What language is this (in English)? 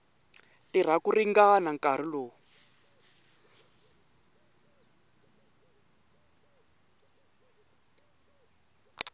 Tsonga